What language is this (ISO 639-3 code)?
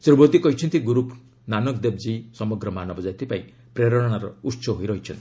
ori